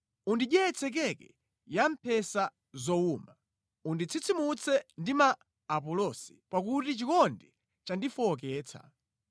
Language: Nyanja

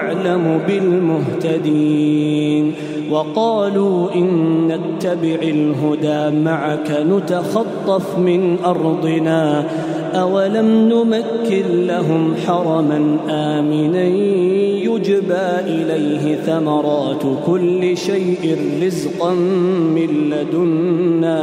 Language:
Arabic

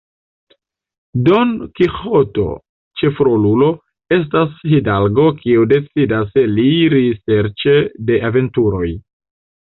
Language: Esperanto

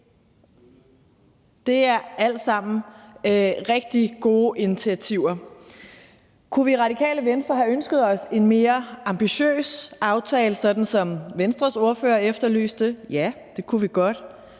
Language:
Danish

